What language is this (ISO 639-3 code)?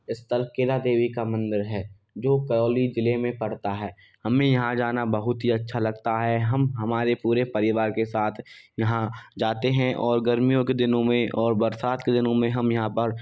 hin